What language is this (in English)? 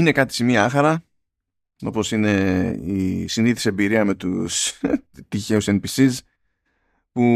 Greek